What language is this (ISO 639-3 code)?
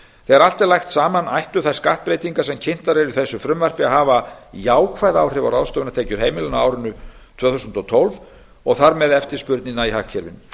isl